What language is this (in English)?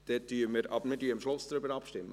Swiss German